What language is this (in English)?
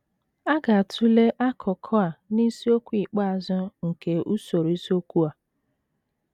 Igbo